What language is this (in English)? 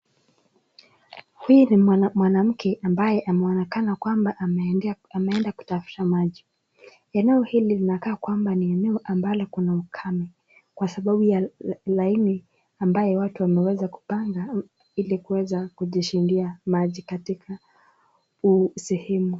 Swahili